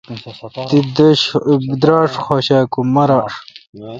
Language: Kalkoti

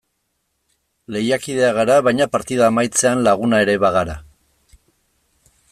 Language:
Basque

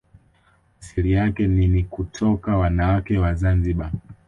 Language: Swahili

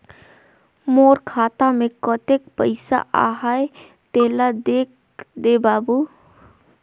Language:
Chhattisgarhi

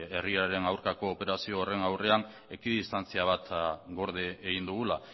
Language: Basque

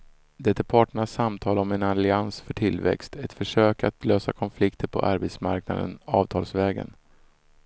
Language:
Swedish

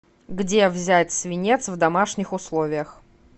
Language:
Russian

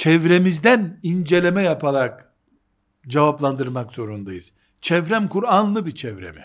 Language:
Turkish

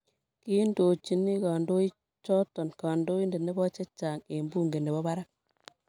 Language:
Kalenjin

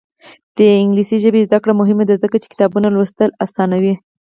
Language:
Pashto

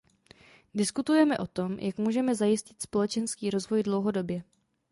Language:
Czech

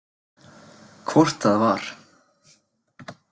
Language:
Icelandic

